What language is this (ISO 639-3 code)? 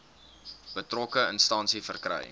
afr